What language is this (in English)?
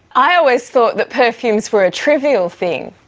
English